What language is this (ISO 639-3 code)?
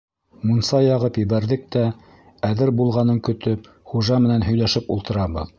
bak